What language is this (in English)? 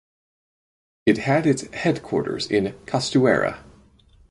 English